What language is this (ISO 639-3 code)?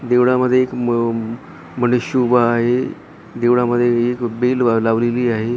mar